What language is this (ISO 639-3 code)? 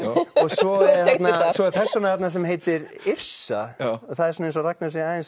isl